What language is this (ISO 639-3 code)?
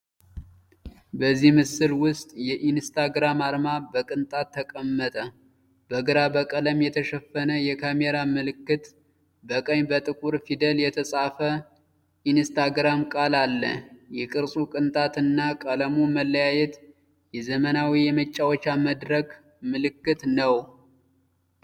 amh